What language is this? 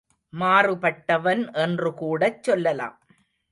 Tamil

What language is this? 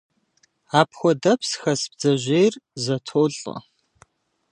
Kabardian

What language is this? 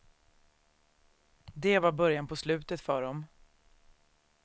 Swedish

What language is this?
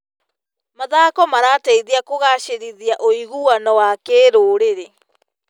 Kikuyu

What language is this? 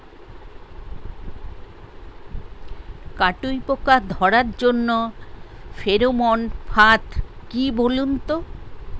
Bangla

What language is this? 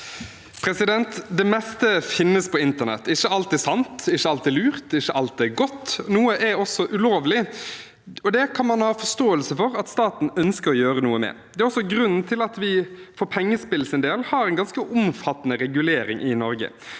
Norwegian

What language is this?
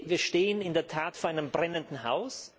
German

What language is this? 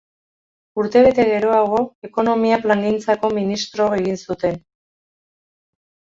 Basque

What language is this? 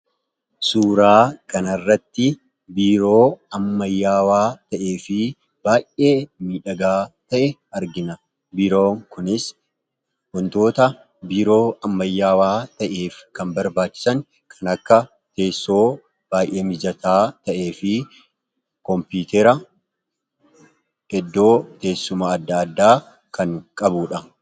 Oromo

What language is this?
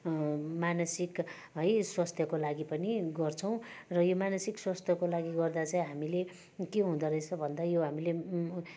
Nepali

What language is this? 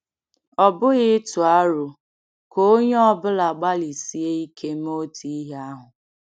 Igbo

